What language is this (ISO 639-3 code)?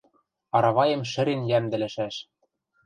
mrj